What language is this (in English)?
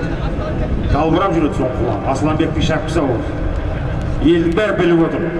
Turkish